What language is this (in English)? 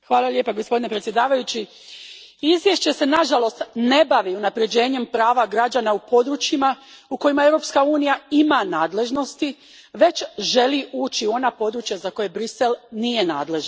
Croatian